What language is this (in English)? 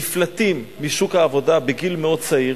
Hebrew